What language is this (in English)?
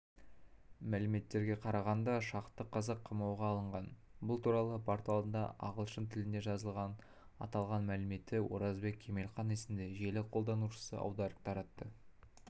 Kazakh